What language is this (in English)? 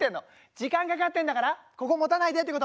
Japanese